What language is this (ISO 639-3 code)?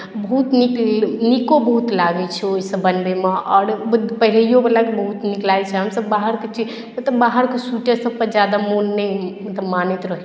mai